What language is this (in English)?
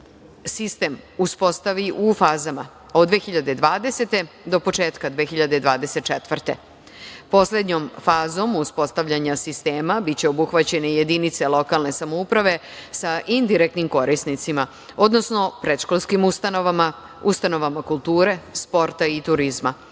Serbian